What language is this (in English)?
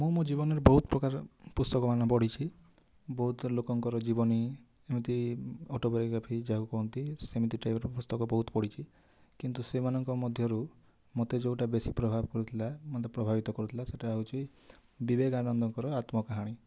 Odia